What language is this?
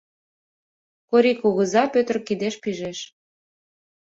Mari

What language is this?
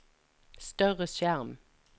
Norwegian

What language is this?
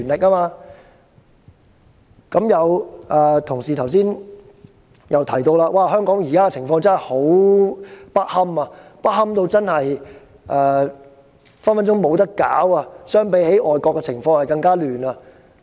Cantonese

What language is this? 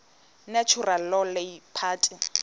Xhosa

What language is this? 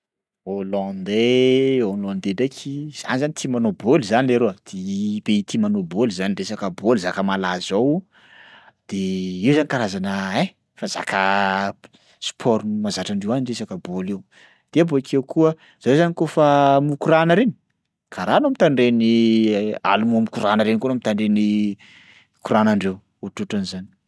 Sakalava Malagasy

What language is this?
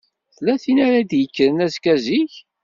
Kabyle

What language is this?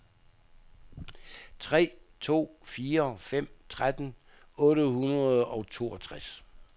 Danish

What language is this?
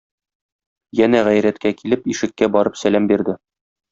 Tatar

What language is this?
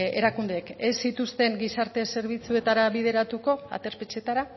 Basque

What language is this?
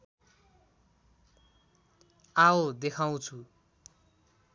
Nepali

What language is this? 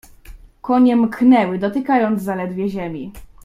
Polish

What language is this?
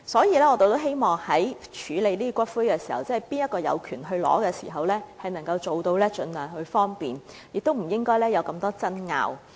Cantonese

